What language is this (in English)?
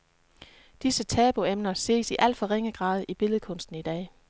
Danish